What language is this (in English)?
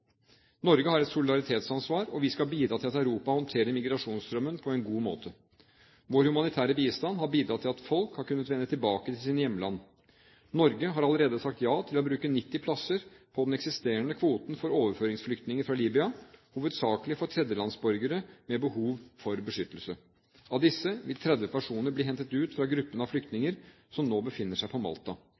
Norwegian Bokmål